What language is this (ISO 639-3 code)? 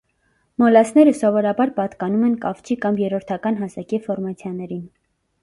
hye